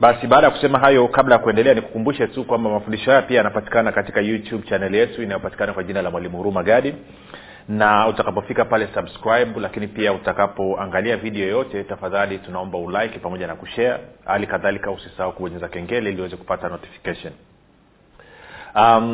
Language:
Swahili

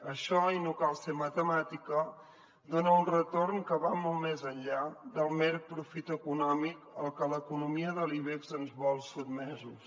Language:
Catalan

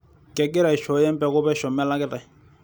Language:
Masai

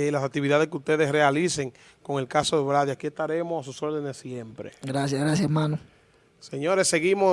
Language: Spanish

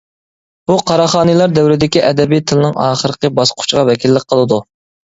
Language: Uyghur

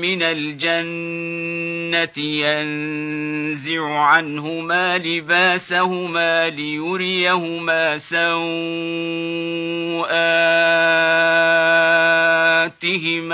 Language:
Arabic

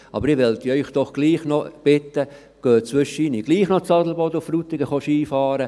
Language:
Swiss German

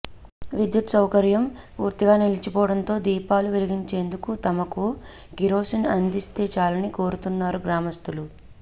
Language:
Telugu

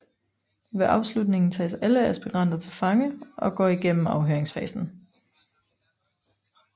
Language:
Danish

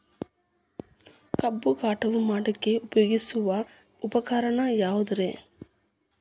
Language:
Kannada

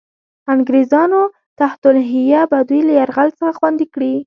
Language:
Pashto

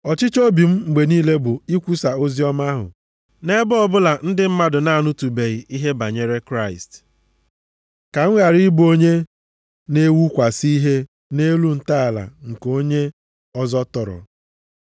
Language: Igbo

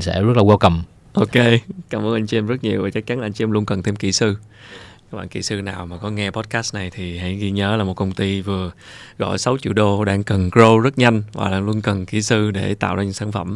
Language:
Vietnamese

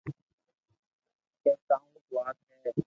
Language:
Loarki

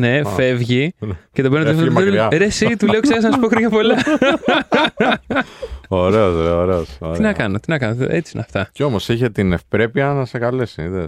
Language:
Greek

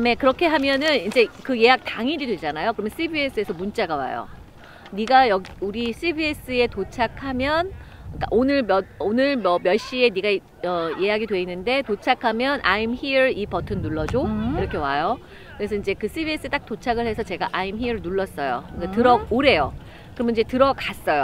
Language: Korean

